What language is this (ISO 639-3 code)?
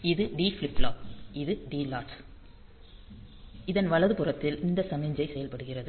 tam